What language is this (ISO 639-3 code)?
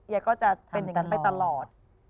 tha